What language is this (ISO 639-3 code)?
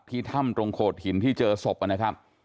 tha